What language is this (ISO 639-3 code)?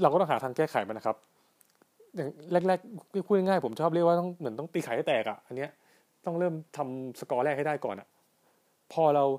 tha